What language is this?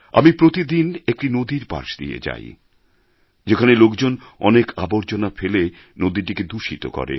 Bangla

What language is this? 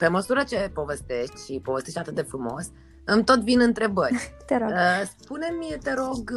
Romanian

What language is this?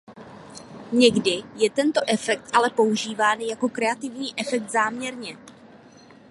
Czech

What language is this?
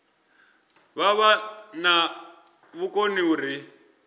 Venda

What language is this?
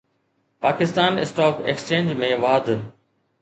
Sindhi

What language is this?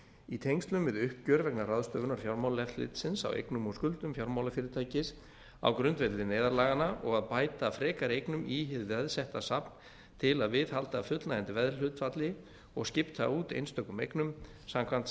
Icelandic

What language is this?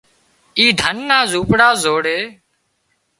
Wadiyara Koli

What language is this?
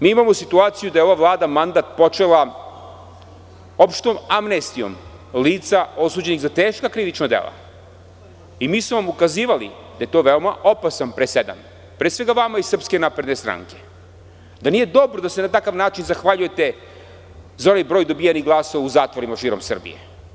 Serbian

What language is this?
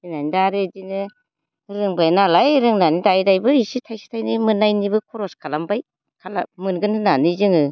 Bodo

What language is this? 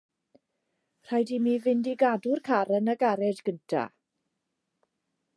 Welsh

